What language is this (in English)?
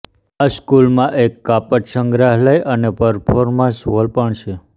Gujarati